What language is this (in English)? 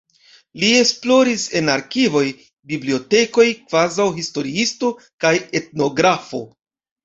Esperanto